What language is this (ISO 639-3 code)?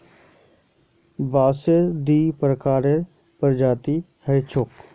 mag